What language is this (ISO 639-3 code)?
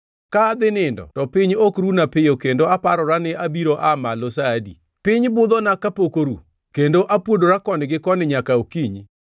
luo